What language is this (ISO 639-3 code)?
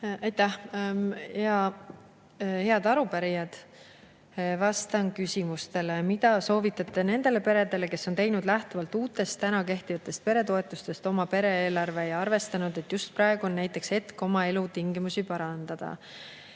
est